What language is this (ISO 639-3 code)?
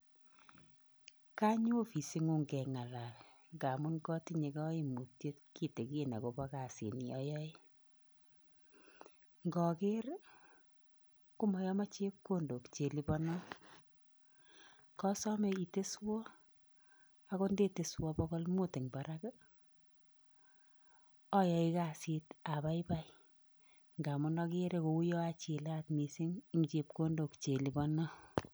kln